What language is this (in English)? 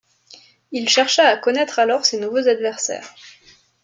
French